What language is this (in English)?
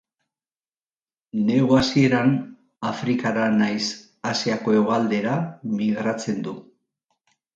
Basque